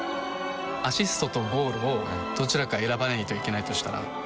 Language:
Japanese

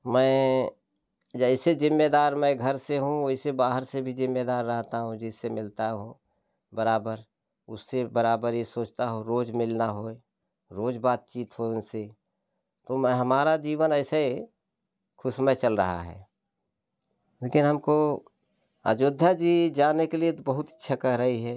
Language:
Hindi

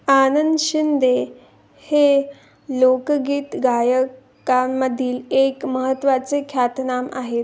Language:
Marathi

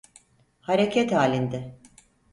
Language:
Turkish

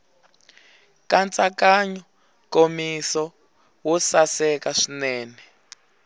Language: Tsonga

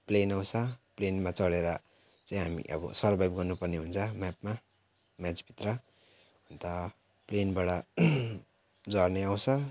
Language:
Nepali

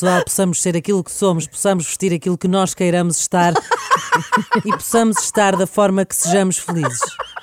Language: Portuguese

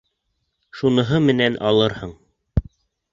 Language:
Bashkir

